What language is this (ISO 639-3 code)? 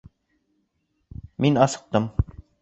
bak